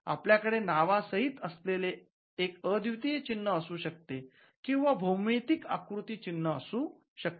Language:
Marathi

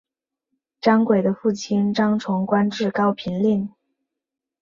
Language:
Chinese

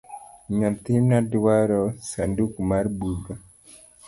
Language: Luo (Kenya and Tanzania)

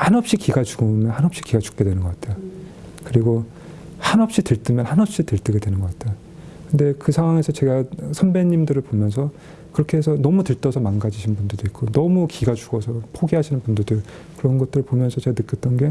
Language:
Korean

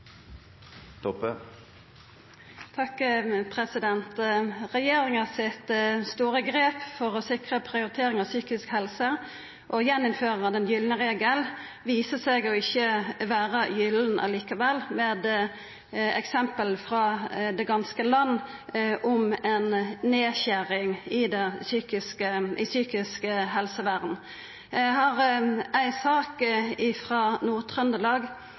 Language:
Norwegian Nynorsk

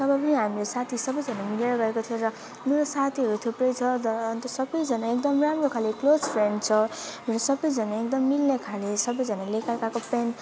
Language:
Nepali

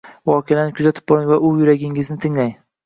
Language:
Uzbek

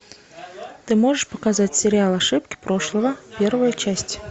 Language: Russian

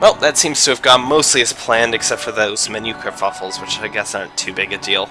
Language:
English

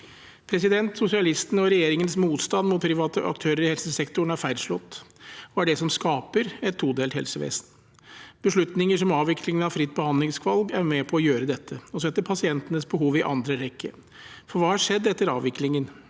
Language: Norwegian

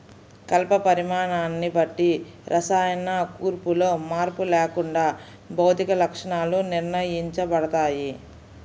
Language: Telugu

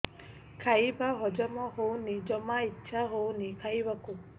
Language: Odia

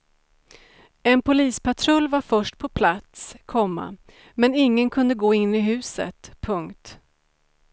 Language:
Swedish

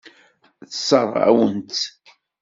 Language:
Kabyle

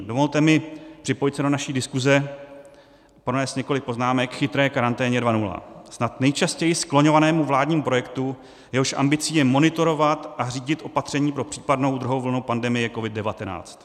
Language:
Czech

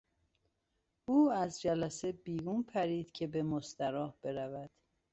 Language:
Persian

